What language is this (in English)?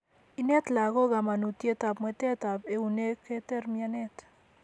Kalenjin